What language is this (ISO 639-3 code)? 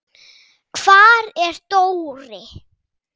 isl